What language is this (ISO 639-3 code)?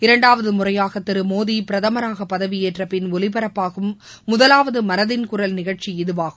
tam